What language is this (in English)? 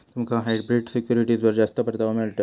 Marathi